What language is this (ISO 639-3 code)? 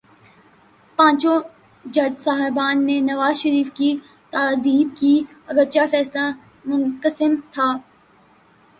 urd